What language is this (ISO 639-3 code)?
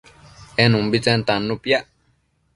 mcf